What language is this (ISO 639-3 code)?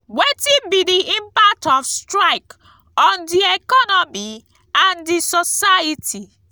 pcm